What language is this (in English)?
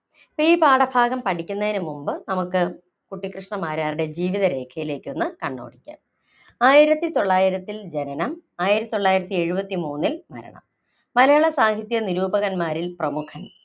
Malayalam